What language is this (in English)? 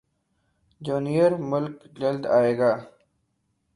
Urdu